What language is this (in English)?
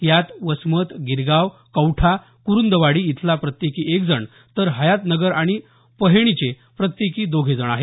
Marathi